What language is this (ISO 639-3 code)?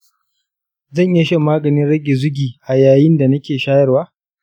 hau